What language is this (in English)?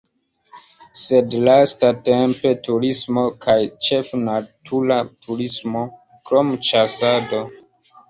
Esperanto